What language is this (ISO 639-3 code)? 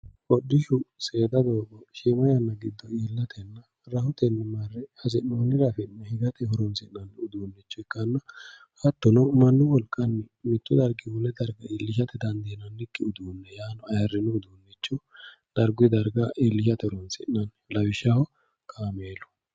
sid